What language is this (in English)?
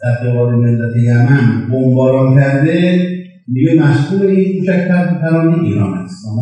Persian